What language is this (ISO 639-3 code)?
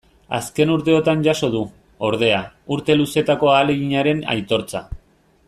eus